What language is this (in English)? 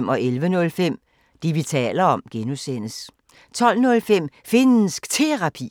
Danish